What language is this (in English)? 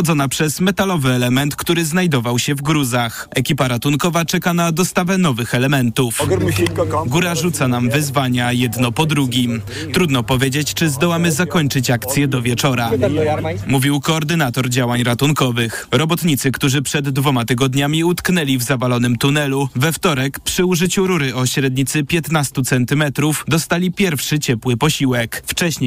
Polish